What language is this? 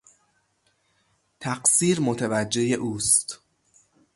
Persian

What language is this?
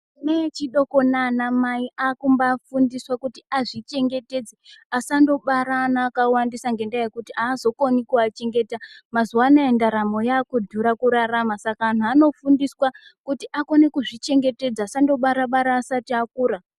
Ndau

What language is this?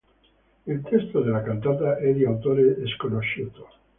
Italian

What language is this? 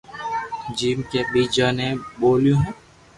Loarki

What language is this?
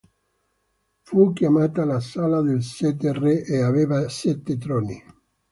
Italian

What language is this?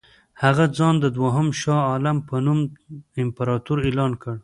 Pashto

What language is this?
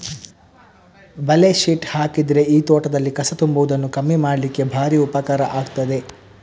Kannada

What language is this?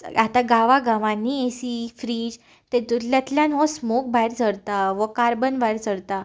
Konkani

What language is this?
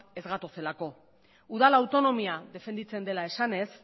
Basque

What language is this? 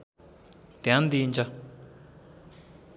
Nepali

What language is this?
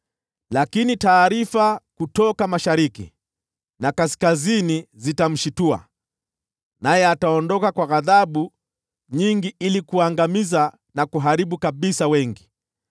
Swahili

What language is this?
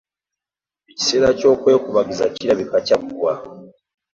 Ganda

